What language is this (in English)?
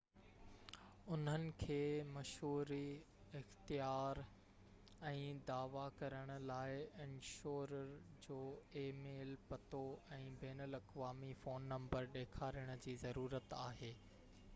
Sindhi